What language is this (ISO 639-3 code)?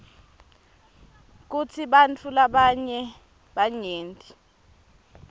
ssw